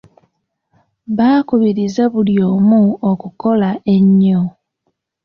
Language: Ganda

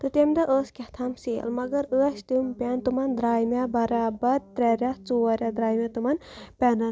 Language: Kashmiri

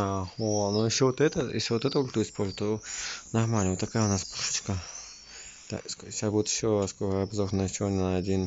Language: Russian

